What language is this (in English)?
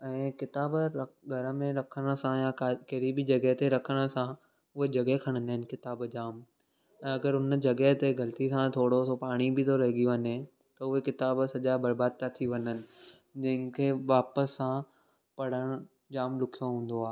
Sindhi